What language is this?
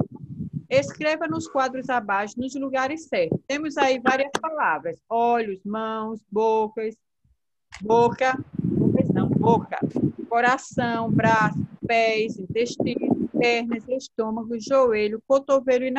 Portuguese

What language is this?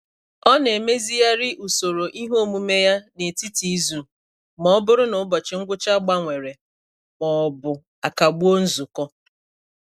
Igbo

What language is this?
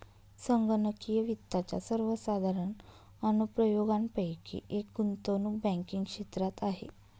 Marathi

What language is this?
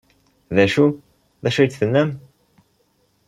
Kabyle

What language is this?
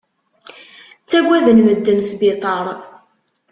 Kabyle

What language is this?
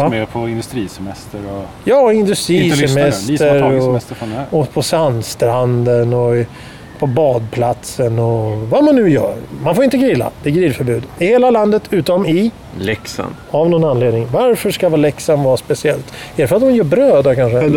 Swedish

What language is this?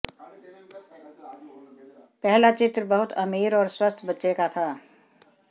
Hindi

